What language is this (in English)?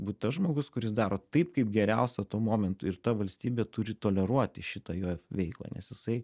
Lithuanian